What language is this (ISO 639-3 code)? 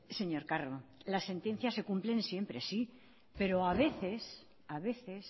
spa